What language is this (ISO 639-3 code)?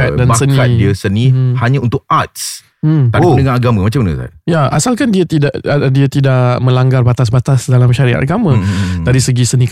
msa